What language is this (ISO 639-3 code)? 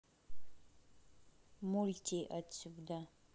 rus